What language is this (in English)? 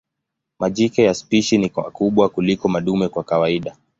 Swahili